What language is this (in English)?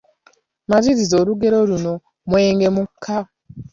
Ganda